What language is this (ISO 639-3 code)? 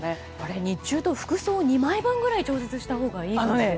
jpn